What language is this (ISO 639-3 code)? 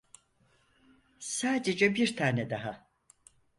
tur